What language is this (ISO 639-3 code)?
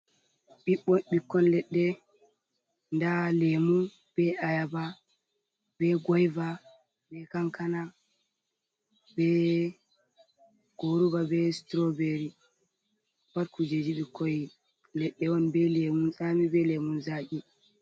ful